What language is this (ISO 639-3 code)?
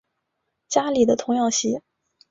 zho